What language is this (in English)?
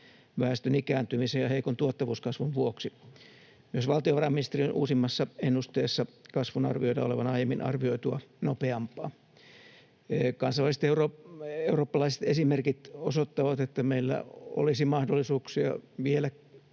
Finnish